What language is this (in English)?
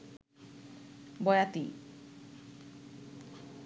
Bangla